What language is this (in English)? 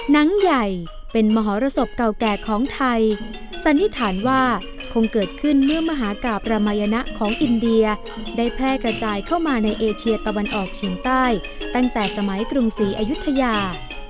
Thai